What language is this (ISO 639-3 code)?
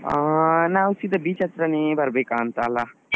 kan